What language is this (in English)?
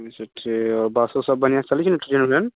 Maithili